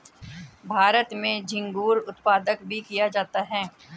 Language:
Hindi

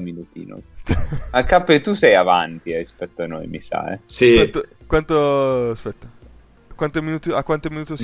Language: Italian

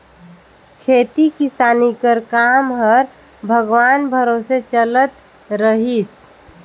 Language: Chhattisgarhi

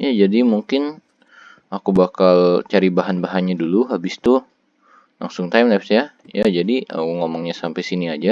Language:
Indonesian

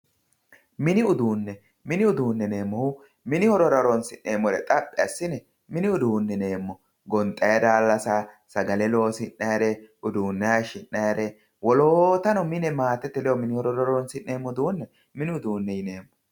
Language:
Sidamo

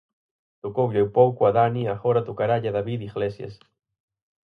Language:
Galician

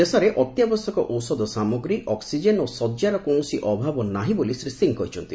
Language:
Odia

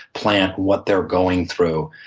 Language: English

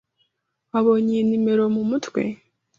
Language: Kinyarwanda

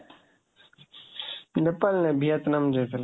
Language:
Odia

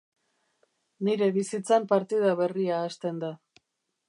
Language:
Basque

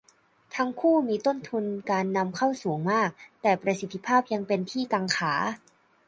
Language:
Thai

